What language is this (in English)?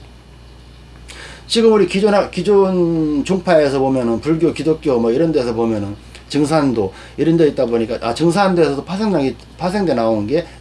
Korean